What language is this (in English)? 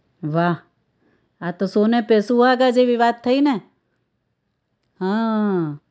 Gujarati